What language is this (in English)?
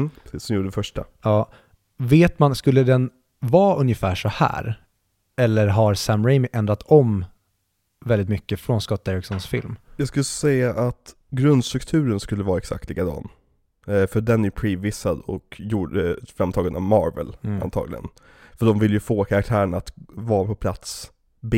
Swedish